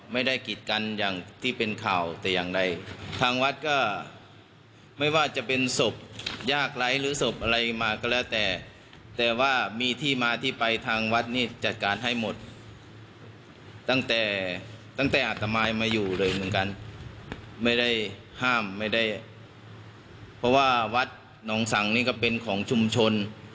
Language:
Thai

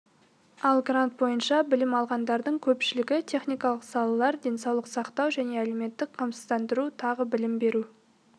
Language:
Kazakh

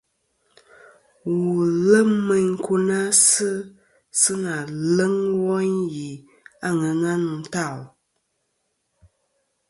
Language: Kom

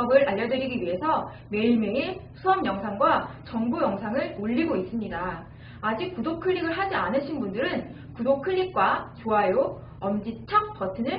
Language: Korean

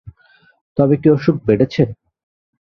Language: Bangla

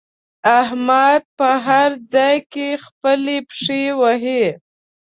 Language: Pashto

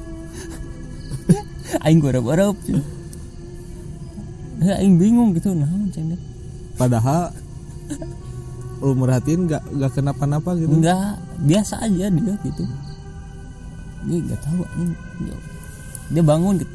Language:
Indonesian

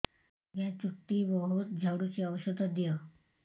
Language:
Odia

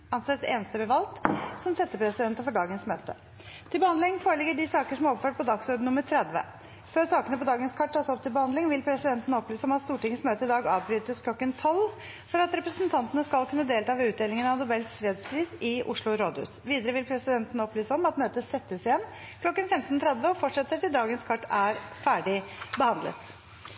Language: Norwegian Bokmål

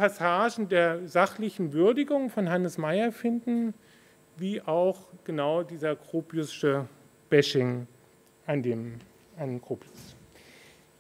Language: German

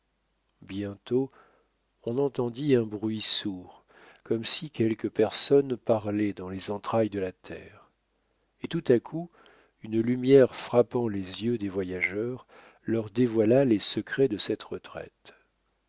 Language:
French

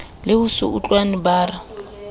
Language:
Southern Sotho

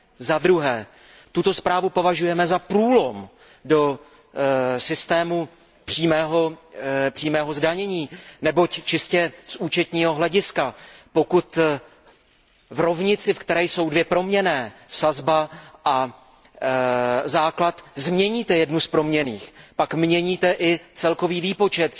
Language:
Czech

